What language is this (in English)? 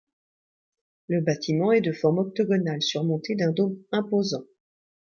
French